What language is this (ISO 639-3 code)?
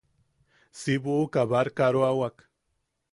yaq